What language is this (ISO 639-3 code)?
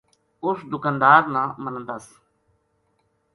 gju